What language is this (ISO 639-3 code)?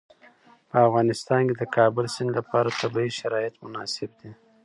pus